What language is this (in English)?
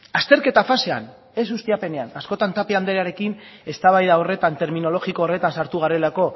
Basque